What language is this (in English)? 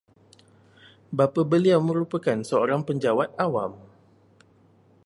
Malay